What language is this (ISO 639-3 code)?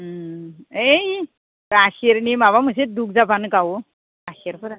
brx